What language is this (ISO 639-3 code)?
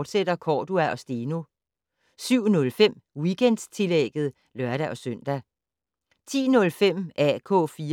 dan